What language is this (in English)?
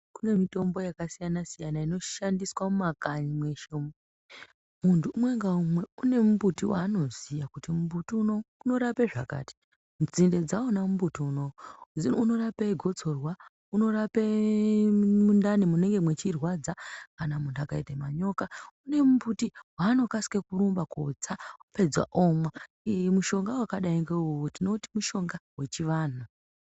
Ndau